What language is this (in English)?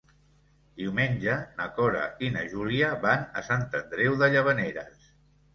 Catalan